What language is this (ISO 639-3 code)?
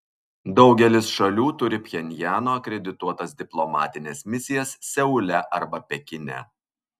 lit